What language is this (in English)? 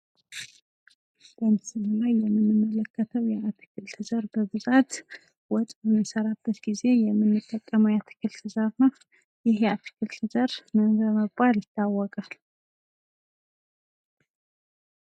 Amharic